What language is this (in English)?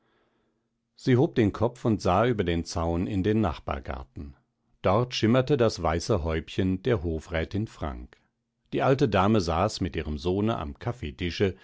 German